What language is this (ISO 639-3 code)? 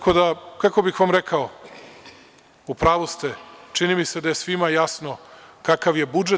srp